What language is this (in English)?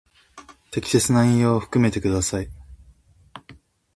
Japanese